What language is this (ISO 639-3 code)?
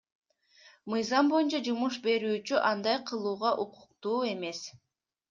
kir